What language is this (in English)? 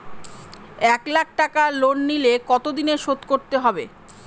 Bangla